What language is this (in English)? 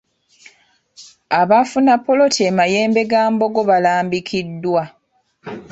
Ganda